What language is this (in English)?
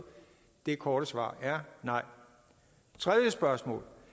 Danish